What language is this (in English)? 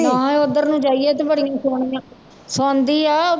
Punjabi